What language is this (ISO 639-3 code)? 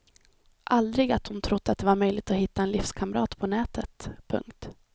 swe